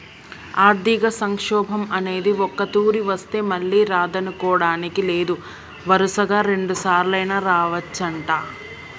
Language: Telugu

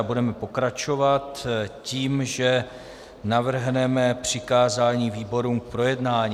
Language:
Czech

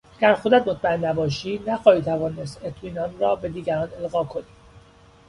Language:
Persian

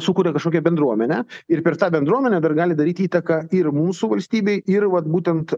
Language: Lithuanian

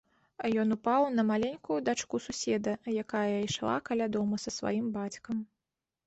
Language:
Belarusian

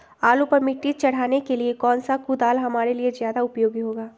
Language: Magahi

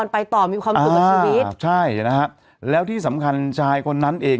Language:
Thai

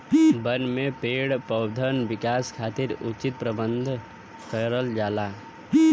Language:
Bhojpuri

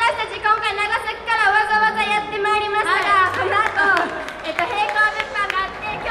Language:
Japanese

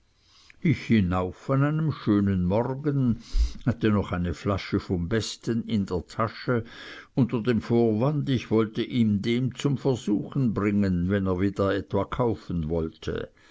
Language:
German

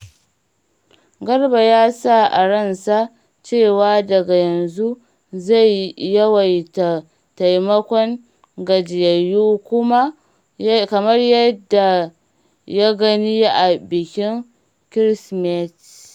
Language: Hausa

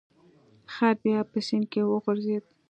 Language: Pashto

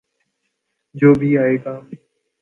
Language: Urdu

